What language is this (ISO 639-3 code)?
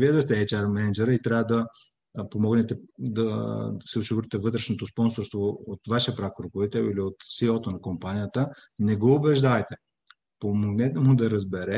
bul